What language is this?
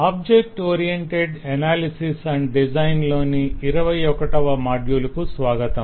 Telugu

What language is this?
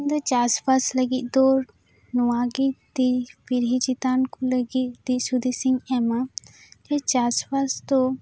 Santali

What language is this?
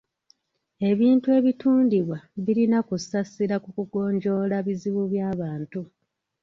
Ganda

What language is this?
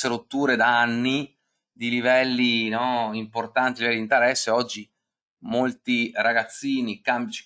Italian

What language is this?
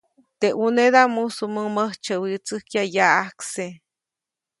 Copainalá Zoque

